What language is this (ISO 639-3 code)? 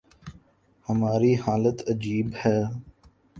urd